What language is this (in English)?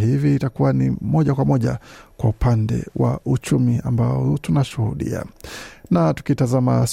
Swahili